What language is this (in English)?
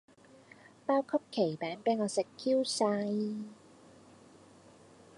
Cantonese